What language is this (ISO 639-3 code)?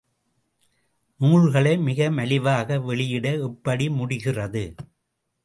tam